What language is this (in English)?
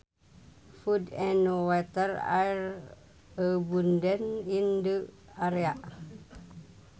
Sundanese